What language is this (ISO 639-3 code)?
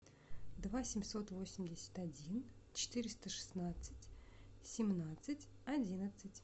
rus